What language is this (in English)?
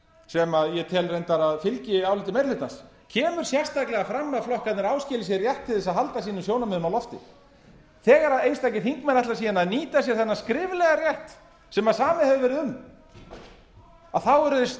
Icelandic